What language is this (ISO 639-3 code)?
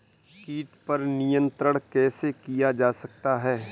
hin